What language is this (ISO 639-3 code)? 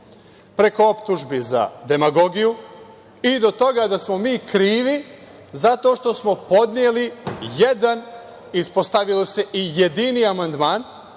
srp